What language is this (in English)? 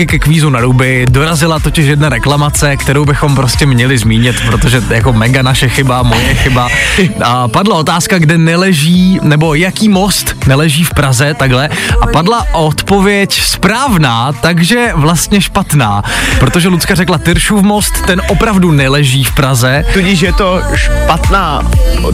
Czech